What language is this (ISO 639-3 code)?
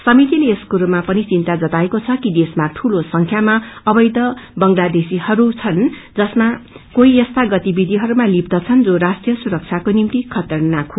nep